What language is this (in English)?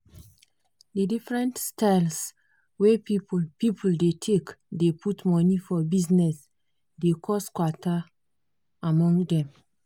Nigerian Pidgin